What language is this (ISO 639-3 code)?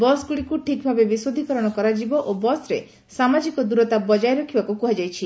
ori